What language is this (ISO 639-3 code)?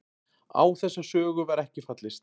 isl